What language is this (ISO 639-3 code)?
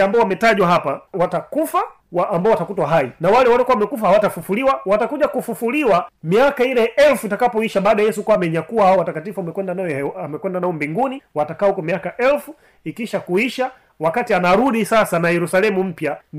swa